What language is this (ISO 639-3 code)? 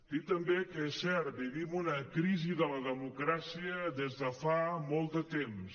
cat